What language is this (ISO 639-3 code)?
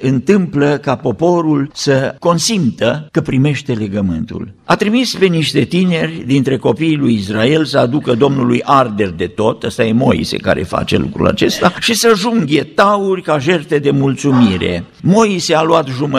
ron